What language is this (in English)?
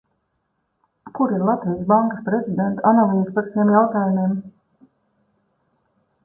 Latvian